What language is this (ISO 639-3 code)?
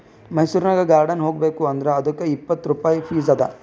kan